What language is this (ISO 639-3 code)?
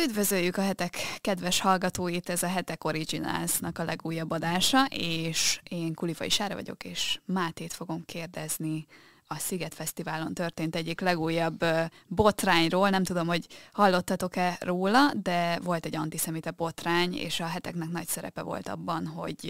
hun